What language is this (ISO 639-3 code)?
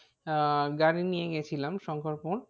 ben